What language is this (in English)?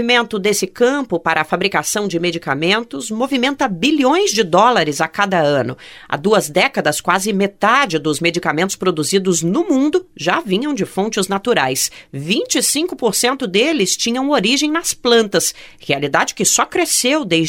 Portuguese